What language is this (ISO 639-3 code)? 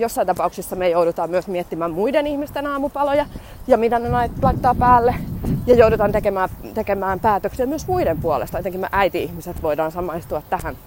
fin